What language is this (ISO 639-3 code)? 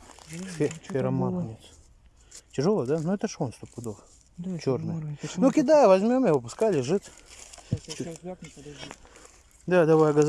rus